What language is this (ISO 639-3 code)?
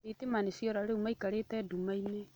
kik